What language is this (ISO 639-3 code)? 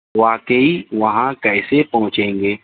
urd